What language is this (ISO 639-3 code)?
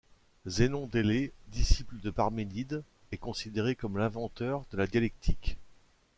fra